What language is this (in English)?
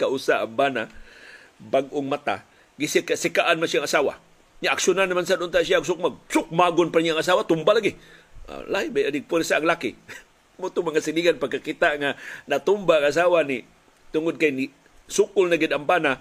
Filipino